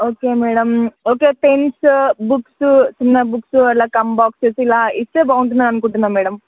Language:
Telugu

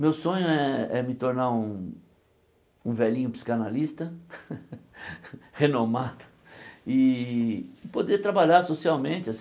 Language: Portuguese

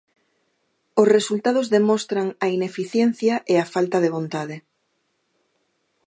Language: Galician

